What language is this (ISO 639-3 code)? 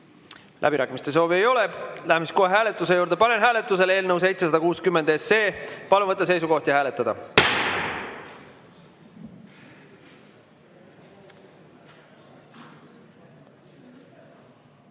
est